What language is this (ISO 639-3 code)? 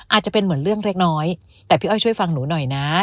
tha